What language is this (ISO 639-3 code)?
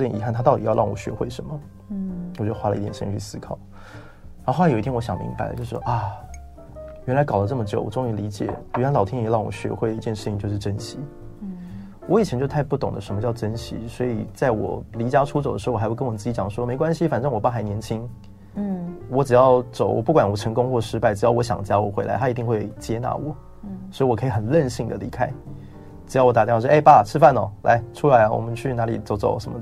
zho